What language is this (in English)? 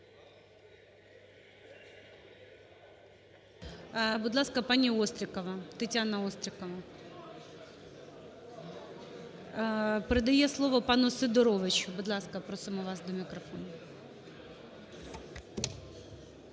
Ukrainian